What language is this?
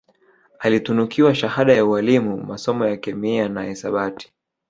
Swahili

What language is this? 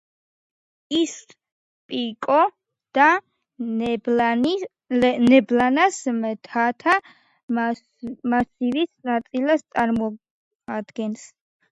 Georgian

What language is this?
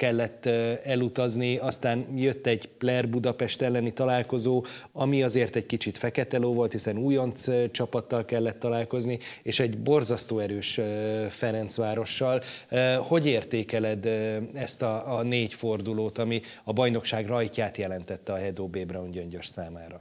Hungarian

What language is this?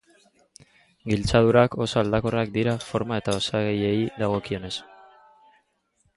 Basque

